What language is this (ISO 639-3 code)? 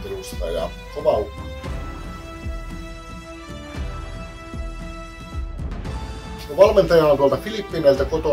fin